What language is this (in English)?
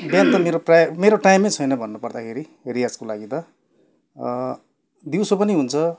Nepali